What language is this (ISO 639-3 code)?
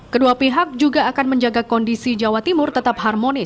ind